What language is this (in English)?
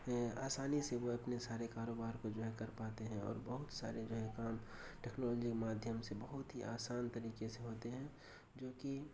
Urdu